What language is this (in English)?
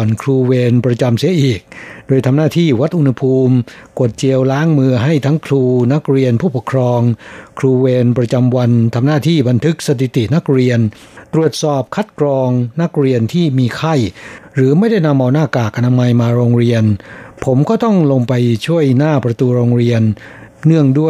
Thai